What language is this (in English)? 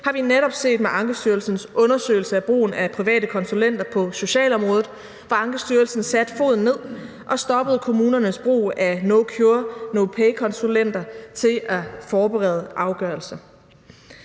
Danish